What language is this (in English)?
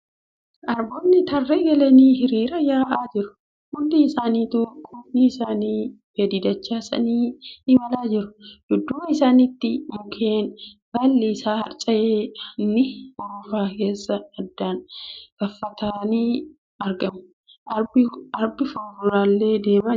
Oromo